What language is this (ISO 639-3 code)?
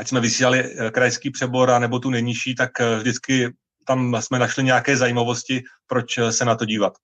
ces